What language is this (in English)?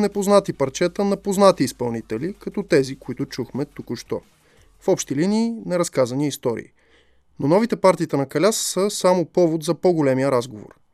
Bulgarian